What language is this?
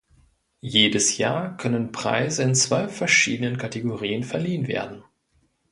German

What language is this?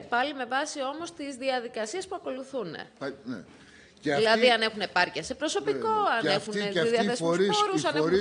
Greek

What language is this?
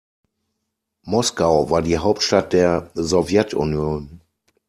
German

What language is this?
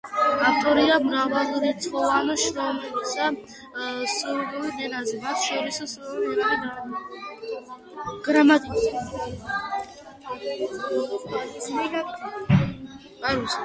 Georgian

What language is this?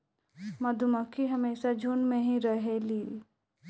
Bhojpuri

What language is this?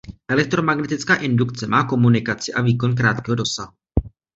Czech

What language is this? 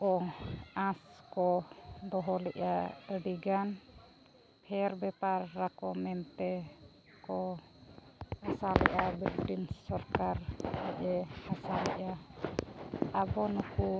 Santali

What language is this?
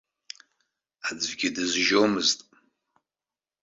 Abkhazian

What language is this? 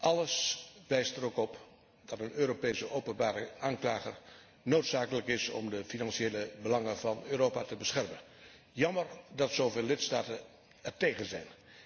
Dutch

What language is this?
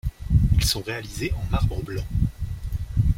French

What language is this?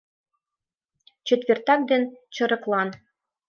Mari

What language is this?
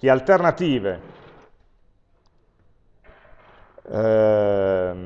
Italian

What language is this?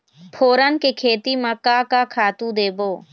Chhattisgarhi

